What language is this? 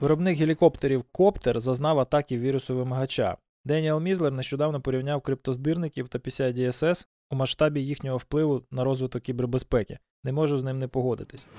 Ukrainian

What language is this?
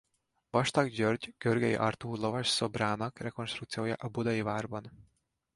Hungarian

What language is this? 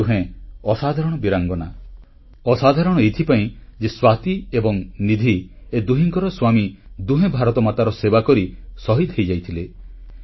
Odia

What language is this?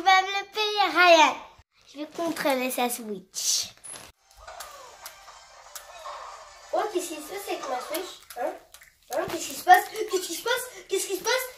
French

